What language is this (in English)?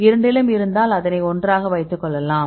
Tamil